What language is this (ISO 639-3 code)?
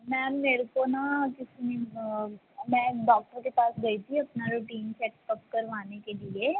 pan